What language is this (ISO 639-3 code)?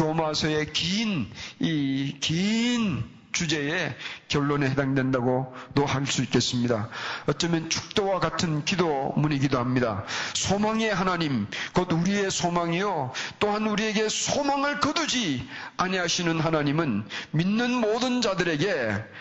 kor